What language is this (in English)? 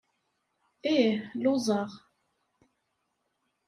Kabyle